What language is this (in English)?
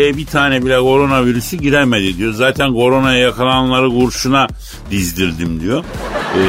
Turkish